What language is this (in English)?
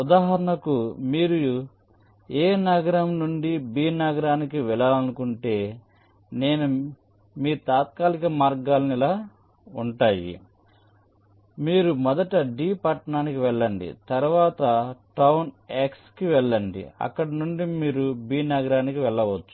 Telugu